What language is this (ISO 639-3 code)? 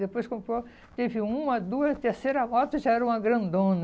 por